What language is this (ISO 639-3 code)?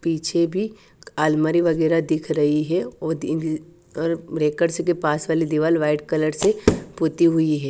hin